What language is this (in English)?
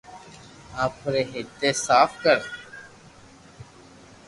Loarki